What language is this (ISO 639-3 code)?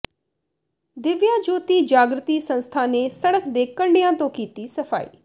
pan